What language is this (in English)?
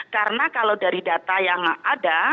Indonesian